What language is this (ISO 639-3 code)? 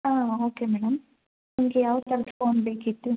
kan